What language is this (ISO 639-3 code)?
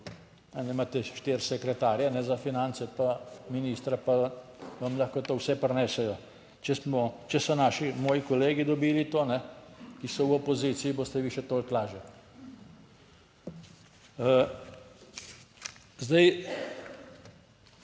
slv